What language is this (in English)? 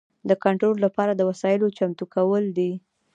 Pashto